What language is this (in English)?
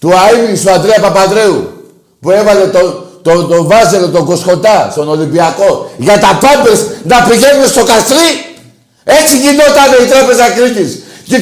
Greek